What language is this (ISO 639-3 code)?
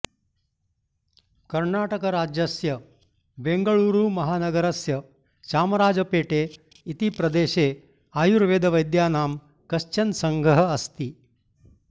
san